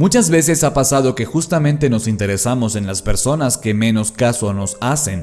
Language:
Spanish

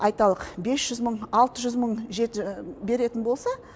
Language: Kazakh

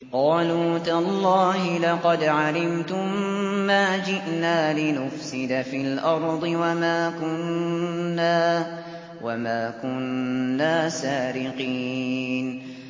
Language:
Arabic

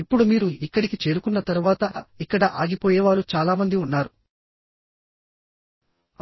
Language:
Telugu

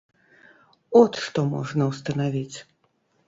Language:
Belarusian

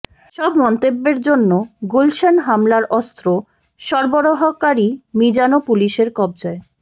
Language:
Bangla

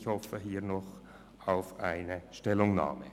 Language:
Swiss German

